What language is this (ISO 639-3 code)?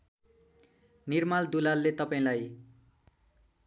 nep